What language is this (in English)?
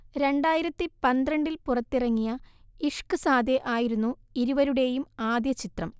Malayalam